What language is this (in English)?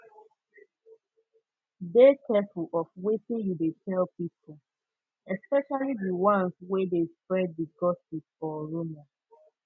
Nigerian Pidgin